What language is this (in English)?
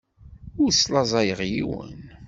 Kabyle